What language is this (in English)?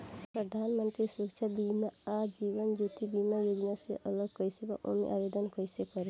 Bhojpuri